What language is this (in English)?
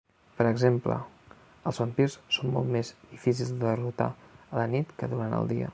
Catalan